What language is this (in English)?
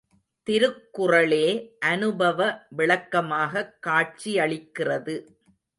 Tamil